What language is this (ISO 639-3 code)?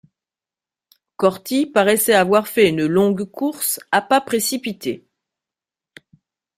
fra